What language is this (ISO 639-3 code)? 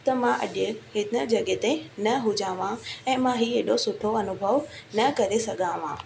snd